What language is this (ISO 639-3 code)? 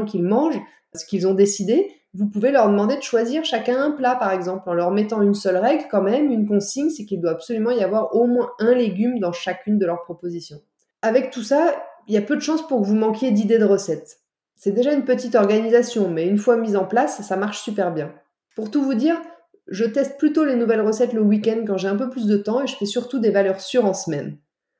fra